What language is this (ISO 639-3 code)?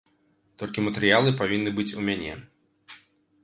bel